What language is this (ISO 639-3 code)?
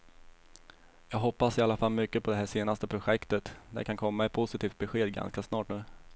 swe